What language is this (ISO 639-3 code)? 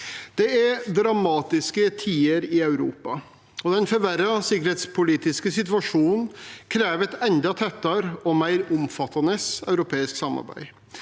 nor